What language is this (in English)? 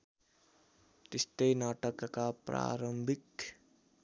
Nepali